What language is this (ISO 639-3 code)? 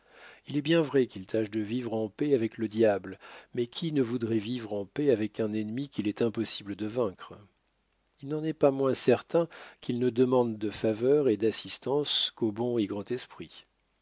fra